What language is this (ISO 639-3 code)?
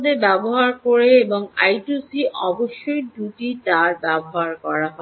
ben